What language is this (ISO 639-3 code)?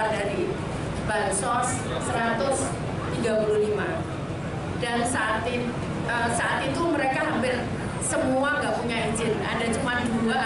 ind